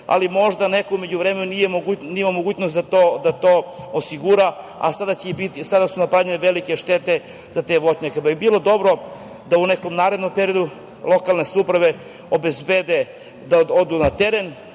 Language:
Serbian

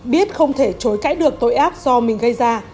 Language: Vietnamese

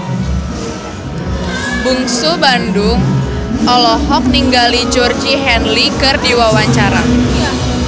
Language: Sundanese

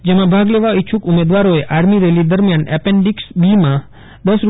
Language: Gujarati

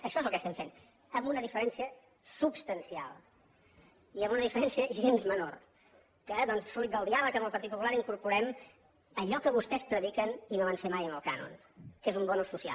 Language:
Catalan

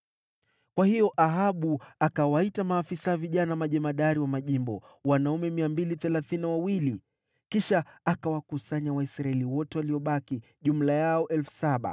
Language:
Swahili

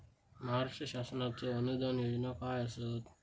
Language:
Marathi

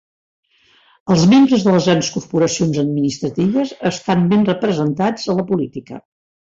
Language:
Catalan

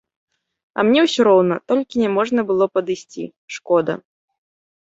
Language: Belarusian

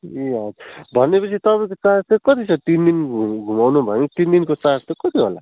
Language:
Nepali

